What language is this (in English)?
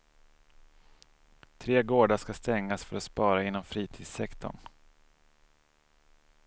Swedish